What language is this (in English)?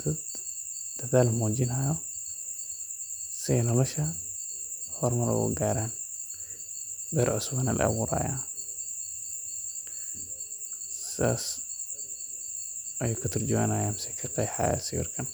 Somali